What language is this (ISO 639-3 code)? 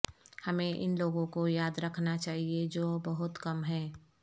urd